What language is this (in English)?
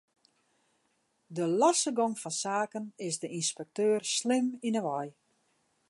Western Frisian